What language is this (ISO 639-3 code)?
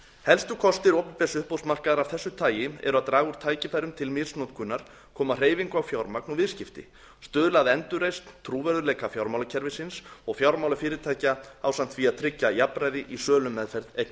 isl